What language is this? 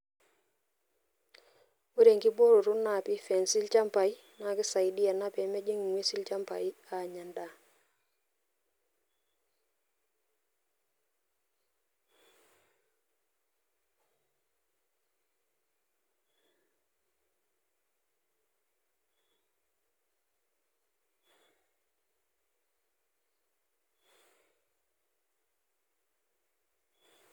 Masai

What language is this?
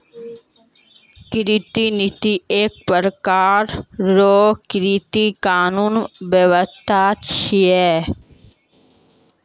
Maithili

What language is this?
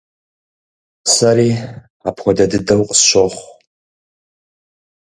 Kabardian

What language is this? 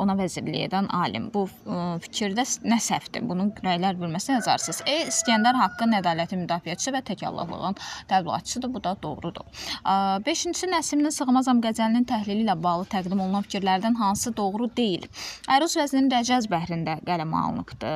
Turkish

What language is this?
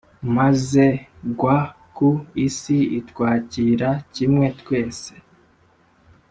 Kinyarwanda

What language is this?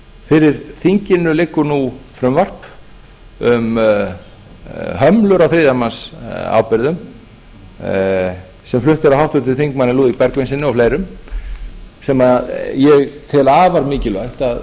Icelandic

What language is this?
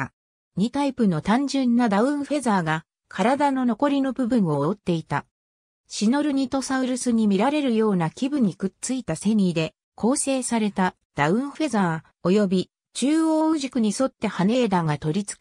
Japanese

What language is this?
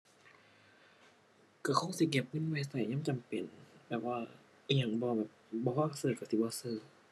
Thai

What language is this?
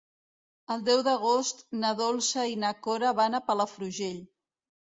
Catalan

